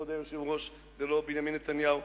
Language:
Hebrew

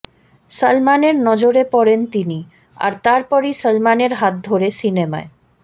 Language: Bangla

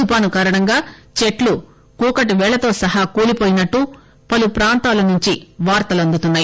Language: Telugu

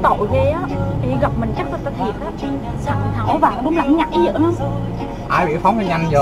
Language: Vietnamese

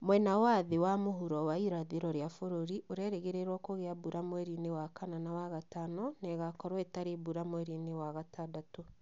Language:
Kikuyu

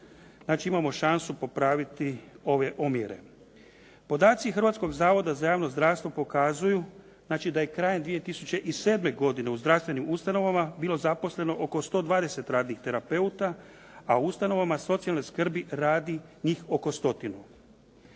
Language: Croatian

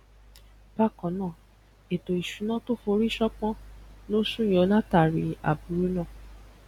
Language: Yoruba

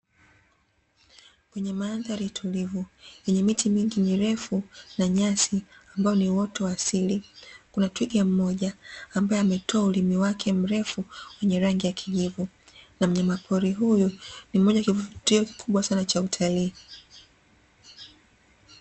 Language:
Swahili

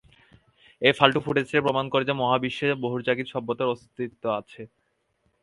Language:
Bangla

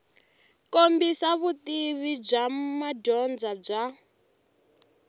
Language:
Tsonga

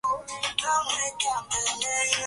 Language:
Swahili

